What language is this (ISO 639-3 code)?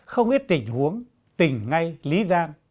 vie